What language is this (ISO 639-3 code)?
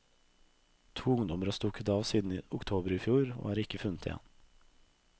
nor